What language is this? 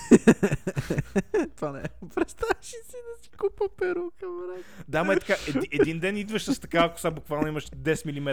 Bulgarian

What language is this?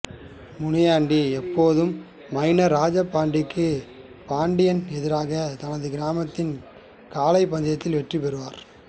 Tamil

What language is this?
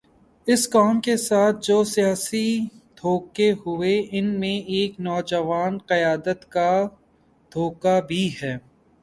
Urdu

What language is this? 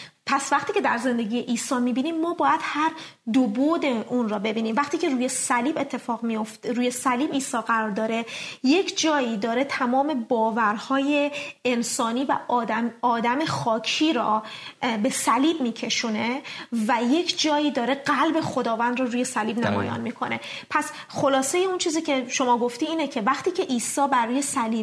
Persian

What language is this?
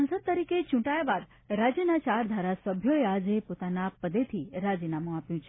Gujarati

